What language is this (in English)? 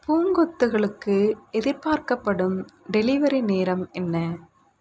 Tamil